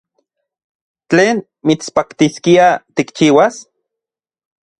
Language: Central Puebla Nahuatl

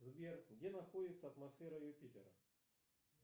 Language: Russian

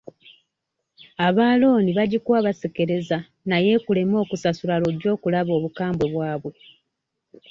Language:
Ganda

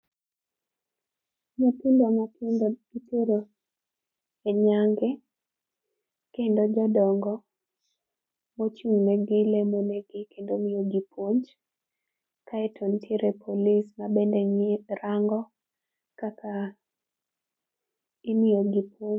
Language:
Luo (Kenya and Tanzania)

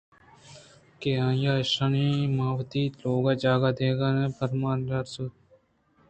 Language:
Eastern Balochi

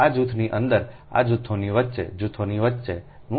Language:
Gujarati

